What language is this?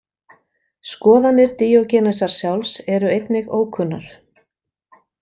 Icelandic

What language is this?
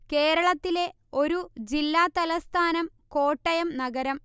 Malayalam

